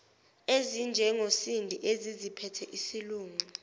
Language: Zulu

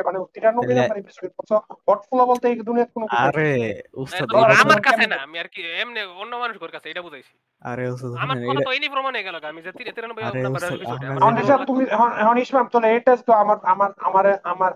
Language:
Bangla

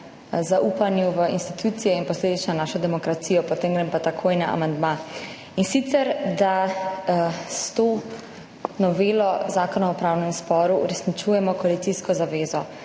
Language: Slovenian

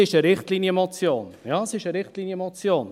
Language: Swiss German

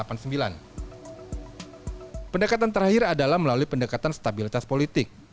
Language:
Indonesian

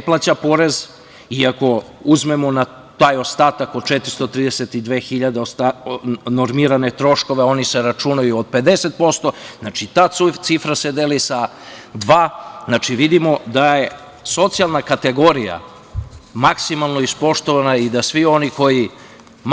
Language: Serbian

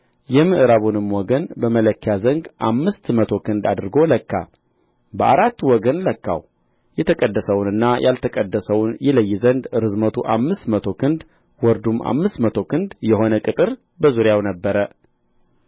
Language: Amharic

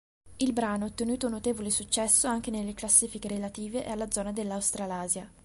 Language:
Italian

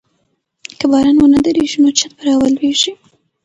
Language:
Pashto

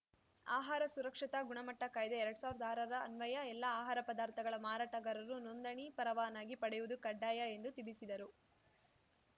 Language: Kannada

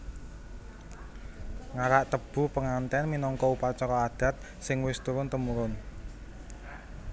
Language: Javanese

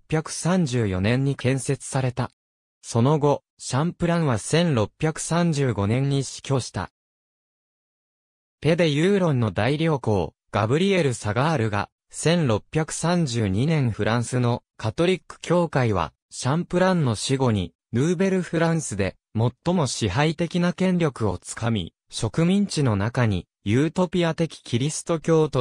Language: Japanese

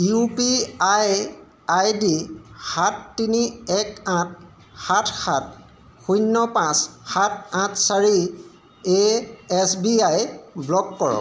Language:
Assamese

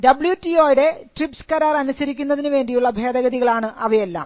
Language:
Malayalam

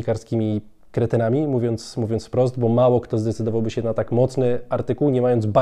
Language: Polish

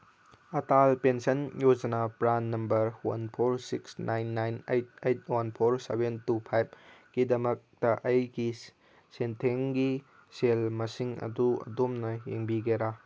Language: Manipuri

